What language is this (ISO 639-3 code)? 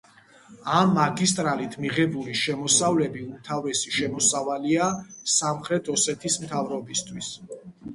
kat